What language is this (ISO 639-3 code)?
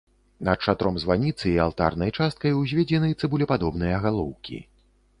bel